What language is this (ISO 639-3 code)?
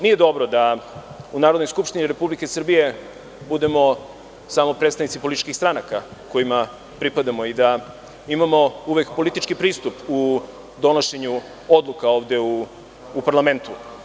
srp